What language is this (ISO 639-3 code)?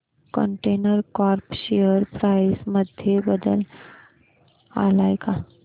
mar